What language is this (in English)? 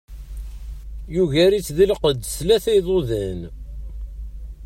Kabyle